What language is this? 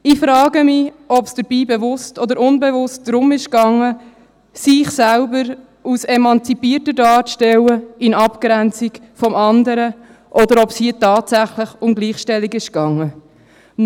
Swiss German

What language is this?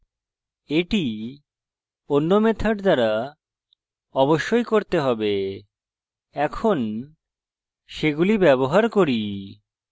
Bangla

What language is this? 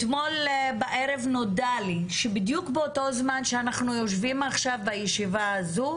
Hebrew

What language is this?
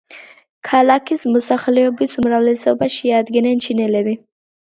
Georgian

